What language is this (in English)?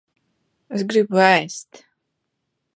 Latvian